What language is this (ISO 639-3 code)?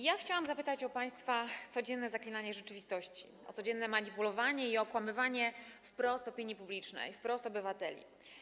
pol